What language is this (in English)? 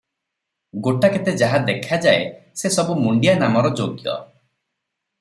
Odia